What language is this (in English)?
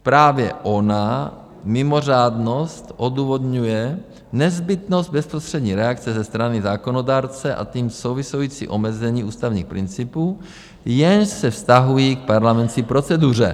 Czech